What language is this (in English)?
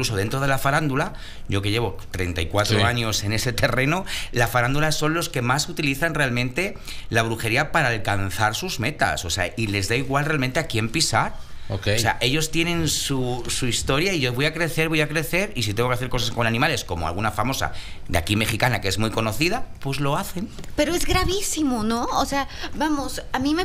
Spanish